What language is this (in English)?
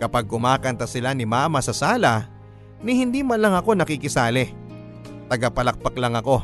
Filipino